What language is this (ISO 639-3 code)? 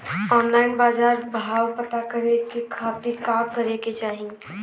bho